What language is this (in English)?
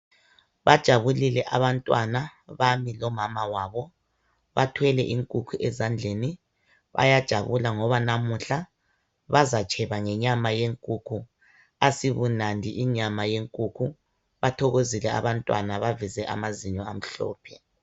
North Ndebele